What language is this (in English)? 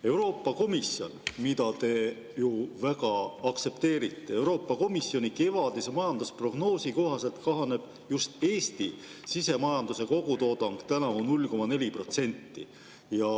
Estonian